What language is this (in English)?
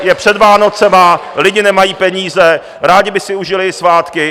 Czech